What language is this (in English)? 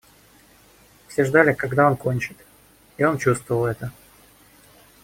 Russian